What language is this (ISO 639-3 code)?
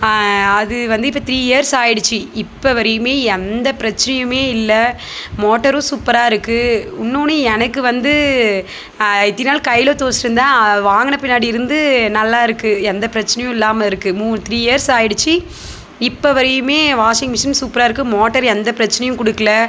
tam